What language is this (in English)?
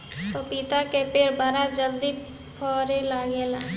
Bhojpuri